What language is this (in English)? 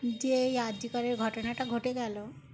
Bangla